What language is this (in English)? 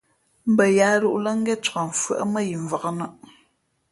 Fe'fe'